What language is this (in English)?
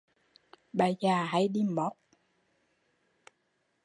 Vietnamese